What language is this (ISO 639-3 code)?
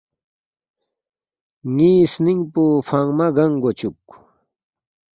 bft